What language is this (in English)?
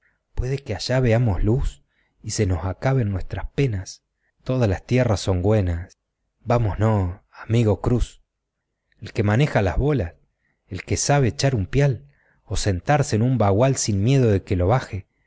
Spanish